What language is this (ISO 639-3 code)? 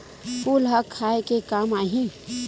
hne